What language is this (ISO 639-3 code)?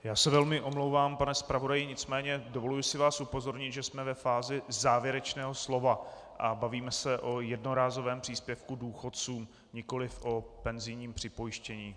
ces